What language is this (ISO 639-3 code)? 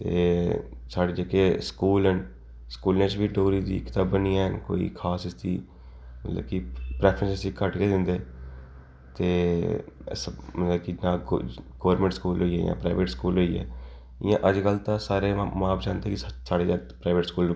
doi